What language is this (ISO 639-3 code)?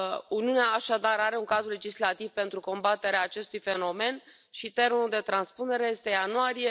ron